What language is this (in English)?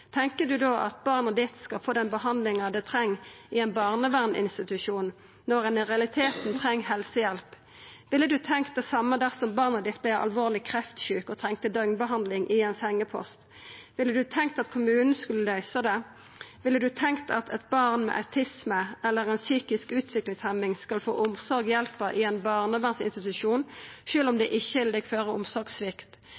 Norwegian Nynorsk